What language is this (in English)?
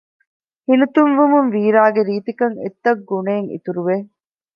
Divehi